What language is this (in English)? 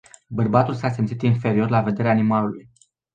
Romanian